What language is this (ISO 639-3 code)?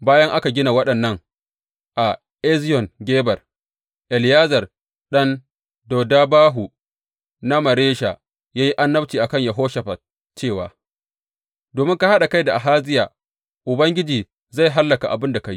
hau